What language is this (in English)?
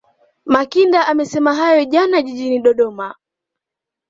Swahili